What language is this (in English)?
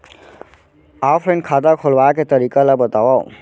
Chhattisgarhi